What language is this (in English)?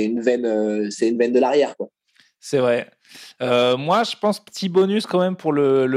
French